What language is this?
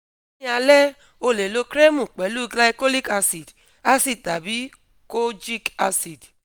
Yoruba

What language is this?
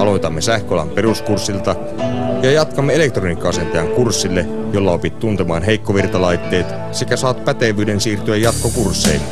Finnish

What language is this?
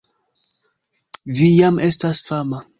Esperanto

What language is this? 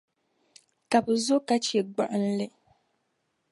Dagbani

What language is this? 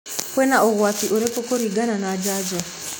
Kikuyu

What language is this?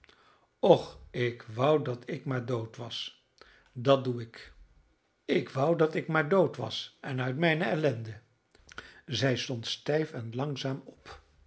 Dutch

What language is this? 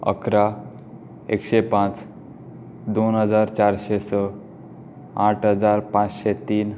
Konkani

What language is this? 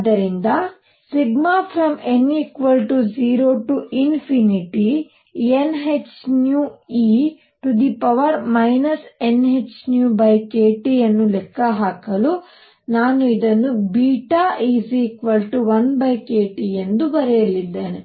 Kannada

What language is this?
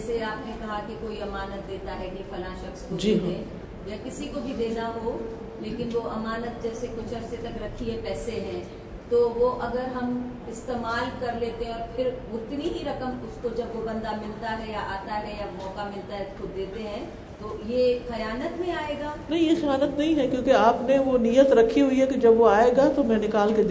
Urdu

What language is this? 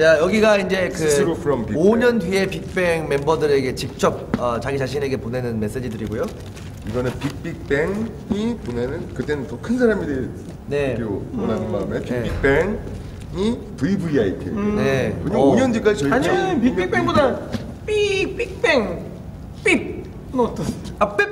Korean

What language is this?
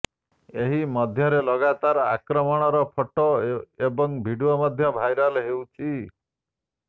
Odia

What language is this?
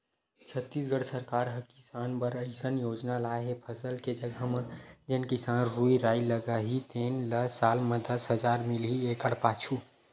Chhattisgarhi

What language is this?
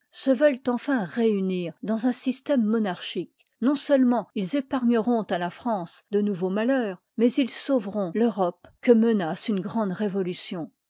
French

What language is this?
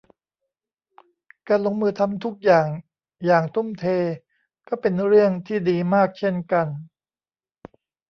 Thai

